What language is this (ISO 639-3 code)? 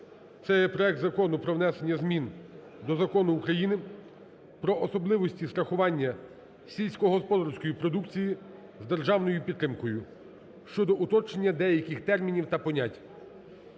ukr